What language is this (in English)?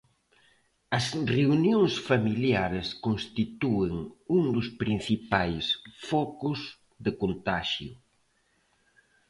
Galician